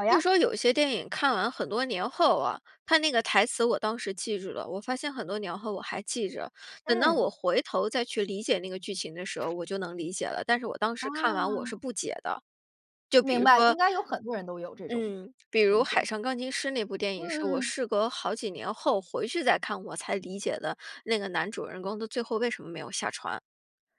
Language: Chinese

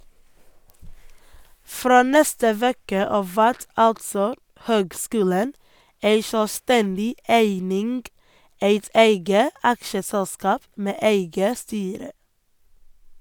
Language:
Norwegian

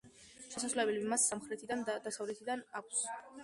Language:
Georgian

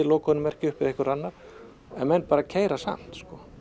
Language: Icelandic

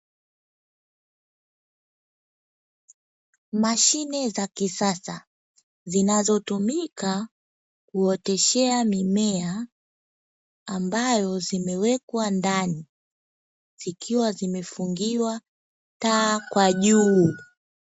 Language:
Swahili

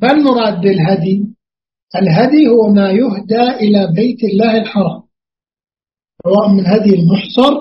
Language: Arabic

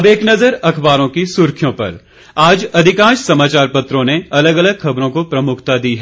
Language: Hindi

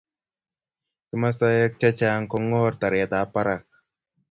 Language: Kalenjin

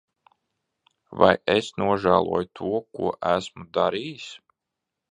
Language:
Latvian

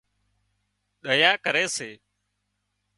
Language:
Wadiyara Koli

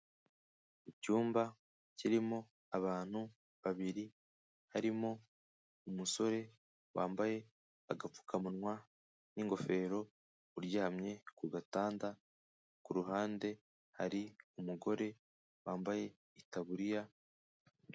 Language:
Kinyarwanda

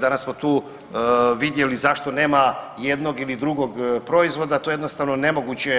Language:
Croatian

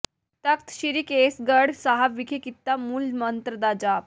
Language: Punjabi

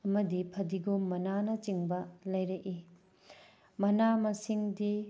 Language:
Manipuri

